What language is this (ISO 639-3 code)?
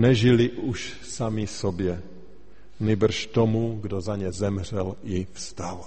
ces